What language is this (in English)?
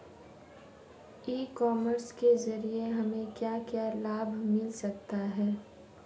Hindi